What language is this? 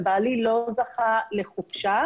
Hebrew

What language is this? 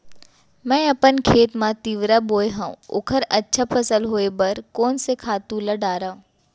Chhattisgarhi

